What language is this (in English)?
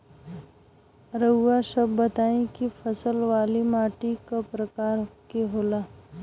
Bhojpuri